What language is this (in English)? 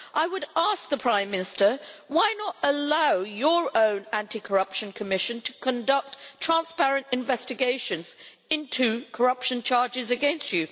English